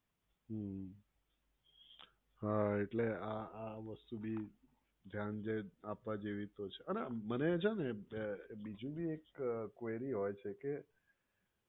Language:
Gujarati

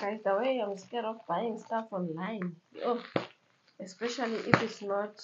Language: English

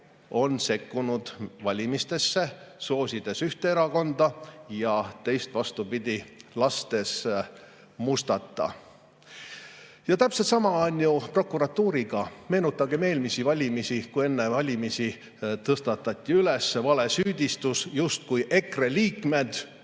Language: Estonian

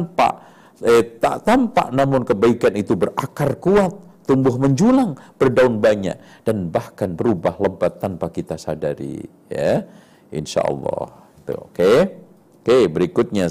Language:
Indonesian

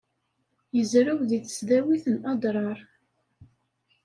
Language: Kabyle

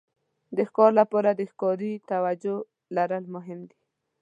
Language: Pashto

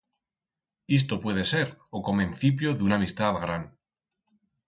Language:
Aragonese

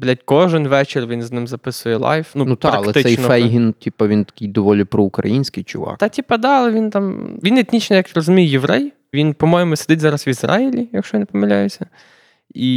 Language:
Ukrainian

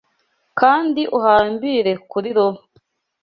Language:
Kinyarwanda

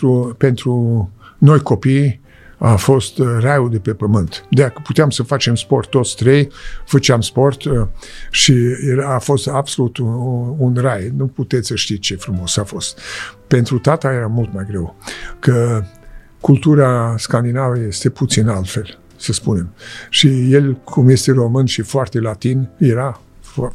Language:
Romanian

